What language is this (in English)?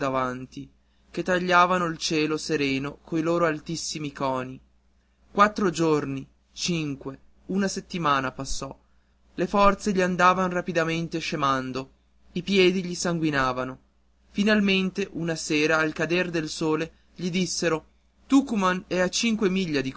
Italian